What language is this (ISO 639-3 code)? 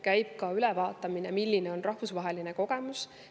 est